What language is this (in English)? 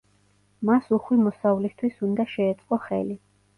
Georgian